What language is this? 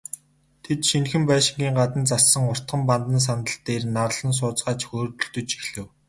Mongolian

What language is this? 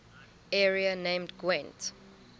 English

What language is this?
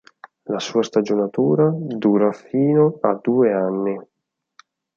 Italian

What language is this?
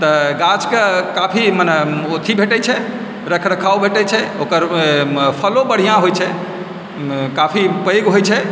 Maithili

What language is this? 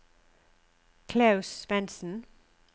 Norwegian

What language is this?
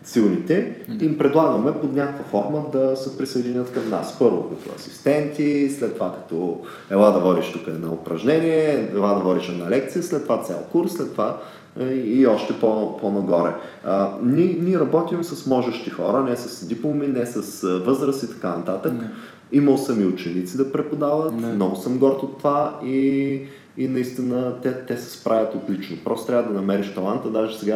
Bulgarian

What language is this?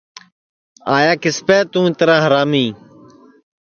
Sansi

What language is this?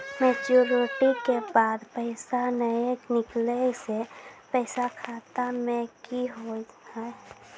Maithili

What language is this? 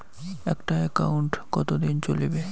Bangla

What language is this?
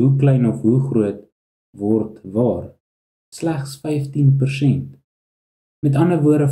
Dutch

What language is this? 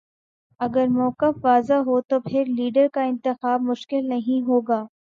Urdu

